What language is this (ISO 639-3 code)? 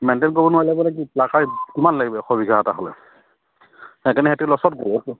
asm